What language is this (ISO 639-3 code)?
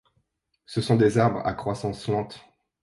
fra